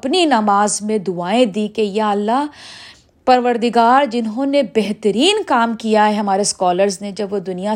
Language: Urdu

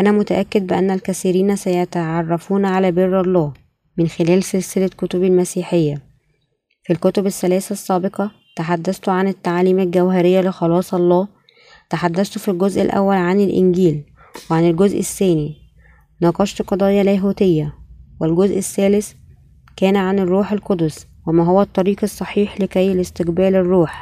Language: Arabic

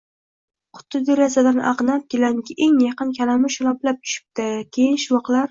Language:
Uzbek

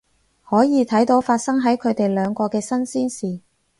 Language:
Cantonese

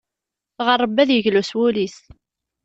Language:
Kabyle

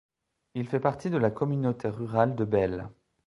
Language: French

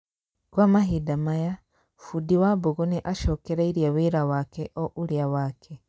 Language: Kikuyu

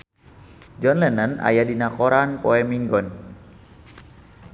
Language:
Sundanese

